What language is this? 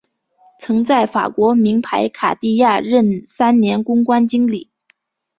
Chinese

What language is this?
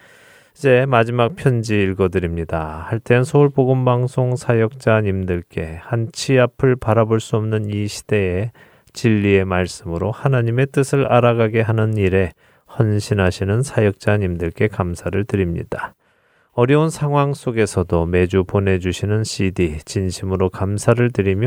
Korean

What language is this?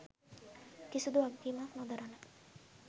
Sinhala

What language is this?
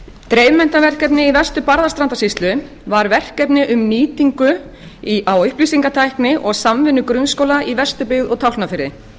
Icelandic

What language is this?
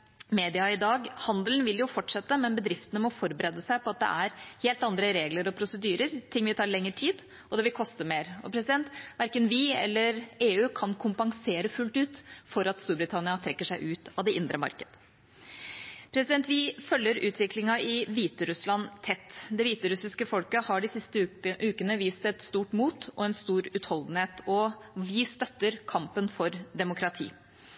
Norwegian Bokmål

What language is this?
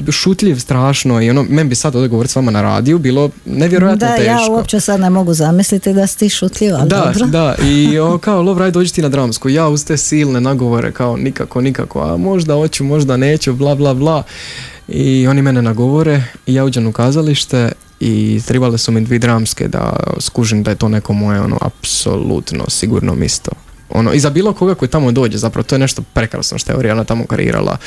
Croatian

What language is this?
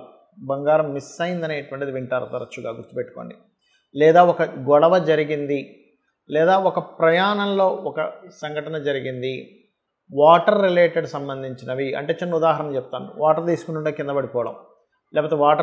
Telugu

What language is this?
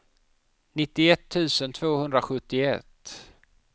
Swedish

